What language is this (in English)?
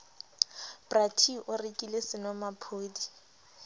Southern Sotho